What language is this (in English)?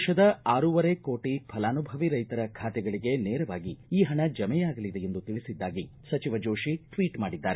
Kannada